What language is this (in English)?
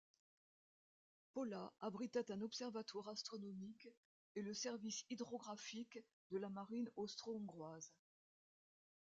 French